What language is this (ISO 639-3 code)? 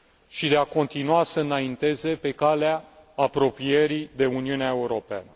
ron